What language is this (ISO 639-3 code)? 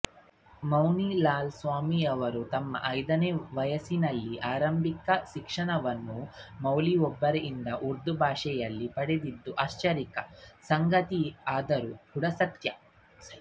kan